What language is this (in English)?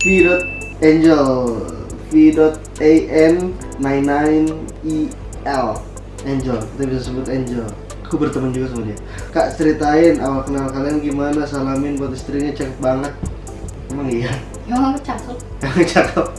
Indonesian